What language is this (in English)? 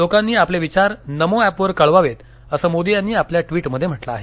Marathi